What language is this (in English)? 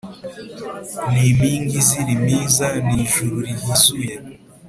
Kinyarwanda